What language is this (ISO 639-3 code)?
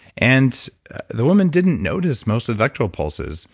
eng